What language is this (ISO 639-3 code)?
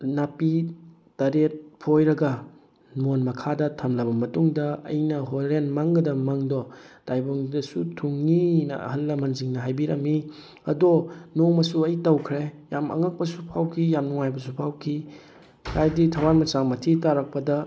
mni